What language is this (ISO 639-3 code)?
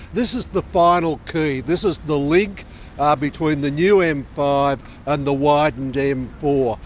eng